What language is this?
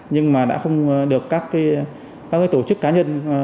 Vietnamese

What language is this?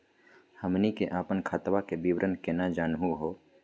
Magahi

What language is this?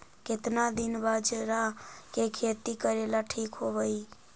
Magahi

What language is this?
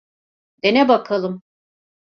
Turkish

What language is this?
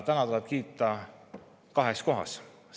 Estonian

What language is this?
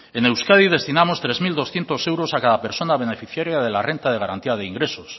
Spanish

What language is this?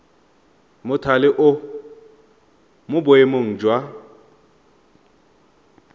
Tswana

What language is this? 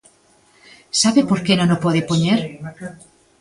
Galician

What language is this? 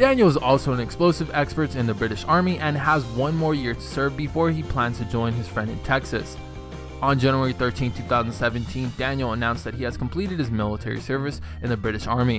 English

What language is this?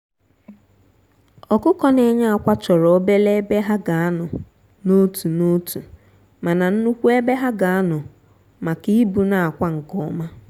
Igbo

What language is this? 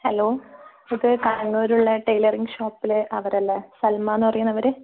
Malayalam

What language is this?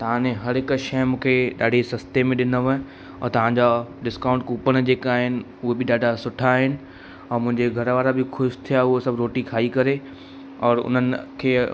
Sindhi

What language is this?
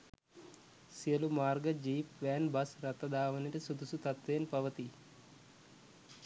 Sinhala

